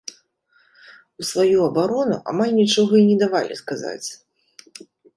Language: Belarusian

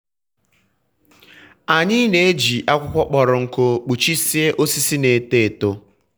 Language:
Igbo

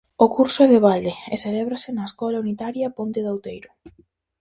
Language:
Galician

